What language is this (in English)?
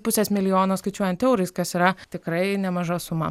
Lithuanian